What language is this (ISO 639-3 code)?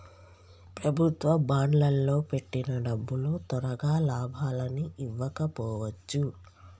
tel